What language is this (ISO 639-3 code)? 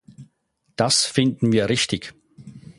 deu